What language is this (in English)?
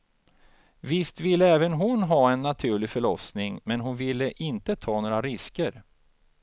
Swedish